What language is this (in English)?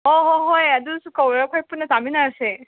Manipuri